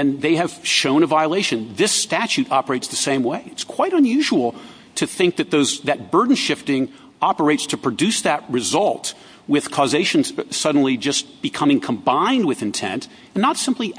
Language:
English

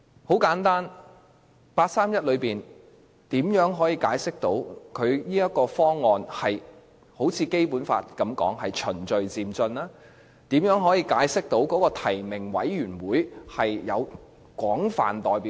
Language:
Cantonese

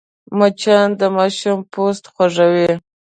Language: Pashto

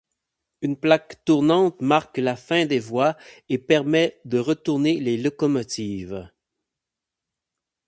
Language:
French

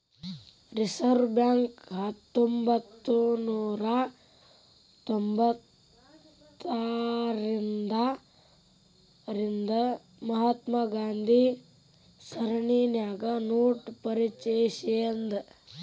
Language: Kannada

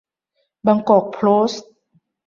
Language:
Thai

